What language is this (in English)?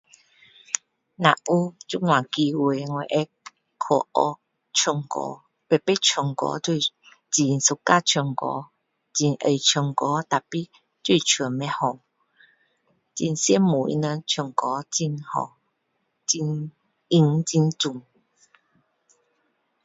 Min Dong Chinese